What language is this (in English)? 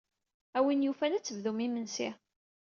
Kabyle